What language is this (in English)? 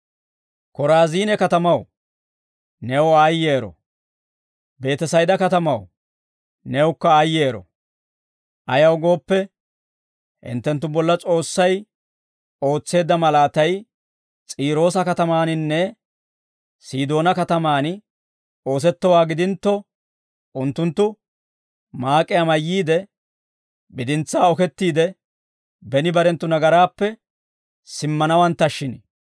Dawro